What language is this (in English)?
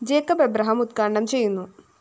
Malayalam